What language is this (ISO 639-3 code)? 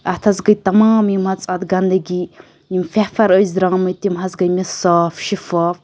kas